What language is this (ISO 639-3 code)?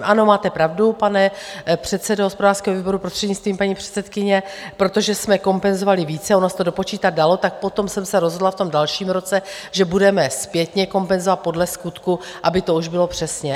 ces